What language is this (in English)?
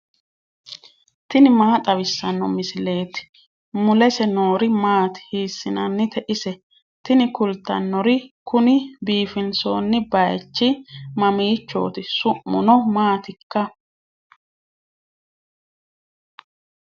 Sidamo